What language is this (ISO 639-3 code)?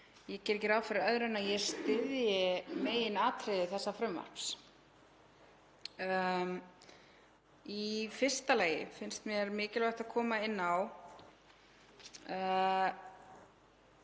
isl